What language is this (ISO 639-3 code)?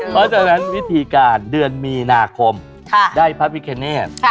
tha